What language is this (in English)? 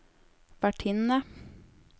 Norwegian